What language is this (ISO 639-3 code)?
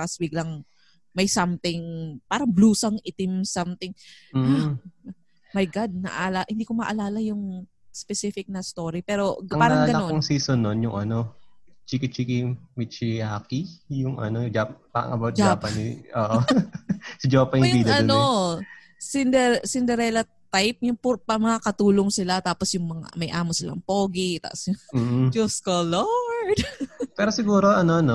fil